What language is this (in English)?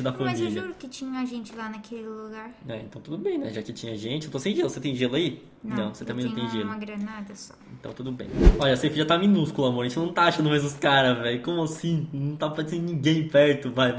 Portuguese